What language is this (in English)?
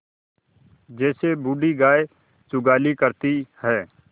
Hindi